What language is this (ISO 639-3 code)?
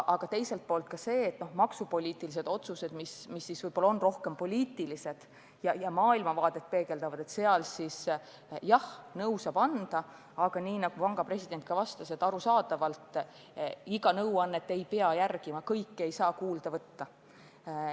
est